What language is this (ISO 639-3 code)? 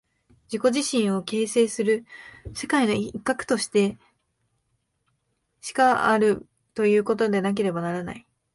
jpn